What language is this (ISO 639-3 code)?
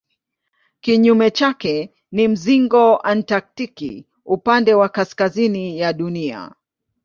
swa